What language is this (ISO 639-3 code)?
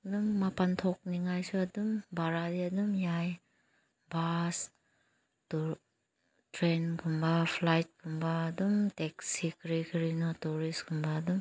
mni